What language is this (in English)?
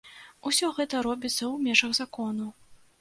Belarusian